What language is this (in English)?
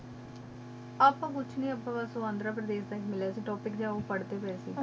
Punjabi